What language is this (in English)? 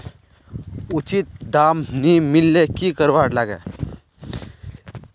Magahi